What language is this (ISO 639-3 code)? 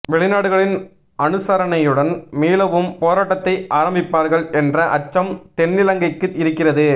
tam